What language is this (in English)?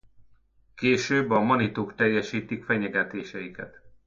Hungarian